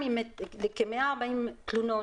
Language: Hebrew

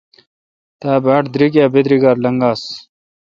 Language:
Kalkoti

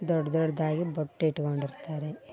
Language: Kannada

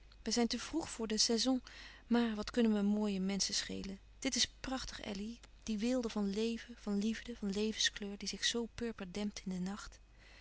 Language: Dutch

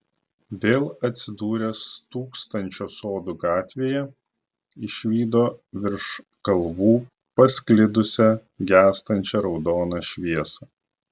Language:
Lithuanian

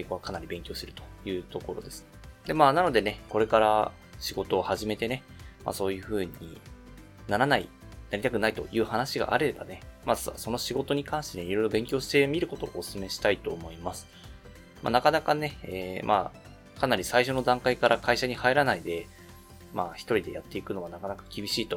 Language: Japanese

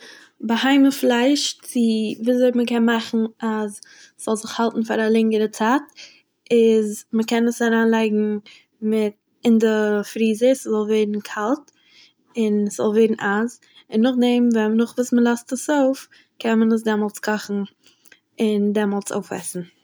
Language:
Yiddish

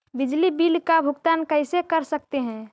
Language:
Magahi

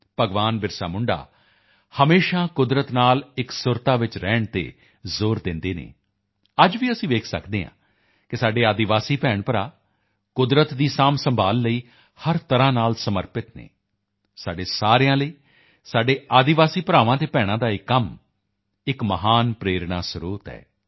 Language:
Punjabi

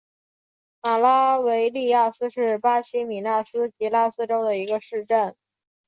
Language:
Chinese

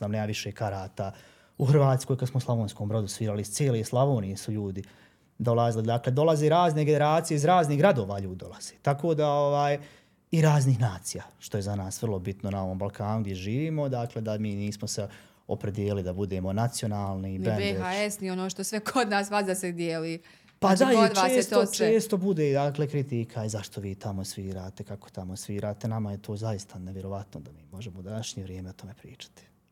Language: Croatian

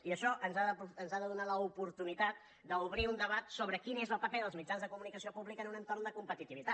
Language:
Catalan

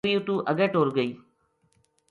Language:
Gujari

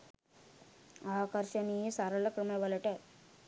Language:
Sinhala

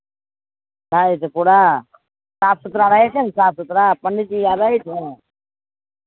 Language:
Maithili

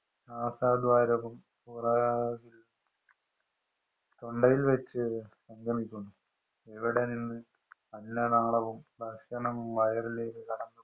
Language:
Malayalam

